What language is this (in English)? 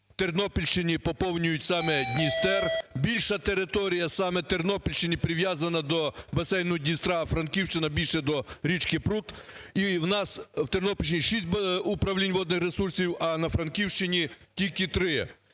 Ukrainian